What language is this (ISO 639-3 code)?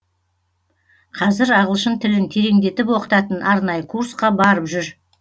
kaz